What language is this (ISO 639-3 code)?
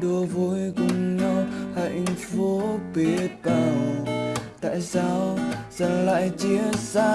vie